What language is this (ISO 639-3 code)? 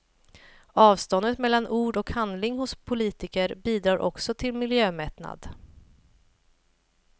swe